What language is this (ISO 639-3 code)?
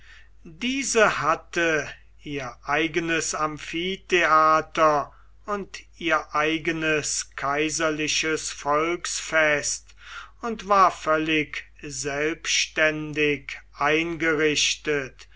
deu